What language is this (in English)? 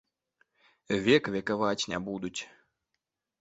Belarusian